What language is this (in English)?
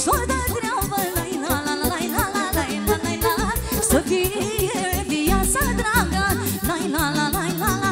Romanian